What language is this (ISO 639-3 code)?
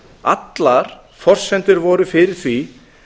isl